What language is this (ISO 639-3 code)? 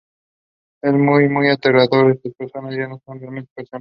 spa